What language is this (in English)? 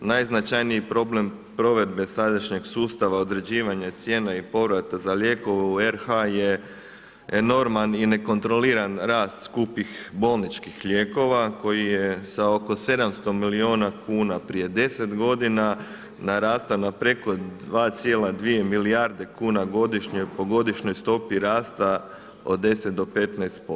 Croatian